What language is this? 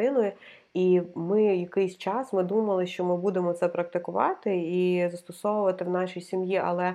Ukrainian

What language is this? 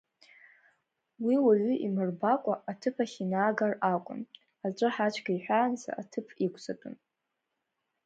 Abkhazian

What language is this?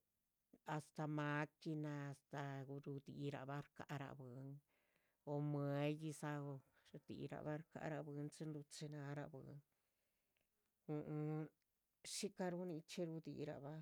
Chichicapan Zapotec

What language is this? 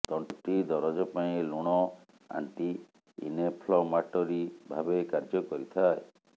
Odia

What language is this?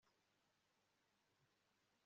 Kinyarwanda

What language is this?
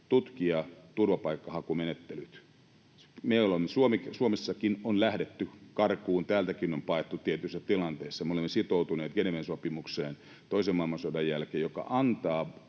Finnish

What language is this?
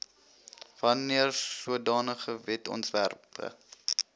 Afrikaans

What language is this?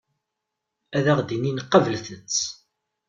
Kabyle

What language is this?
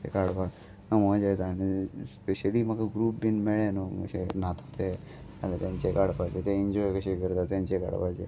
Konkani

